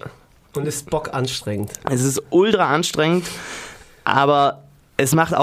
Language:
German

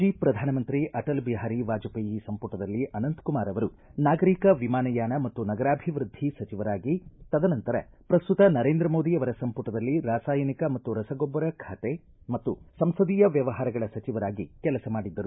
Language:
Kannada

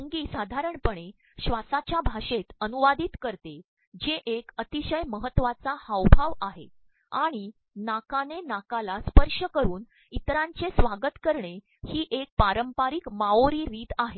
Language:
Marathi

